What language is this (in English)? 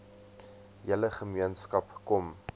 Afrikaans